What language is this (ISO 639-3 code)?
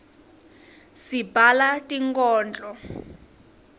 ssw